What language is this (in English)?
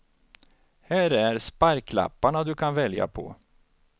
Swedish